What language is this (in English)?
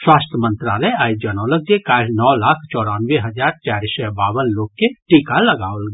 Maithili